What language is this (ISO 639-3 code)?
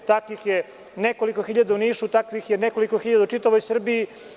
srp